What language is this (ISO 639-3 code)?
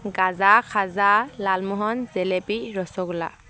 asm